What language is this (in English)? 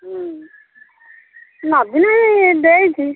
Odia